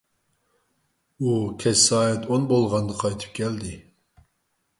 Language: Uyghur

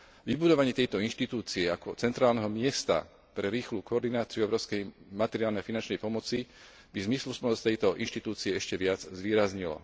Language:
Slovak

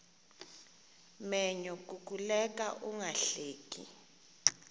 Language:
Xhosa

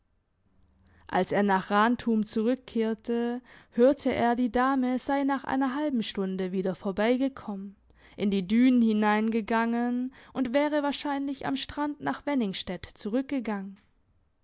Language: German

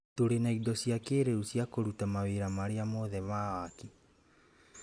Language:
Kikuyu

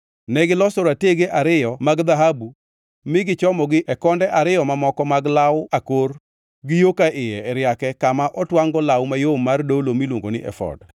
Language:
Luo (Kenya and Tanzania)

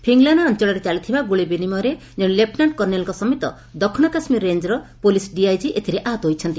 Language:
Odia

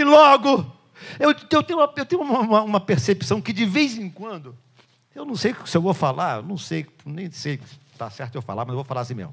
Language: Portuguese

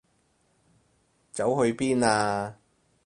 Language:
Cantonese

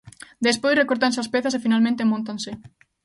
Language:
Galician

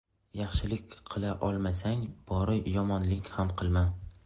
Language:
Uzbek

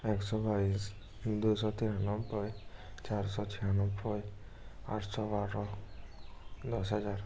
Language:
Bangla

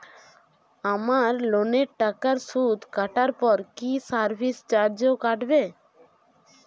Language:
Bangla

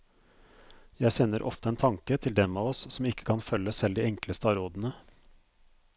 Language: Norwegian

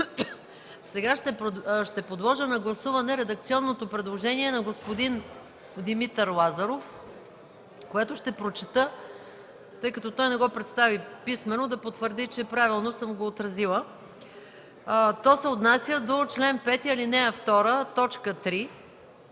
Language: Bulgarian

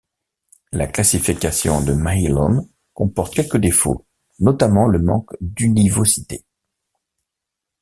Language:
French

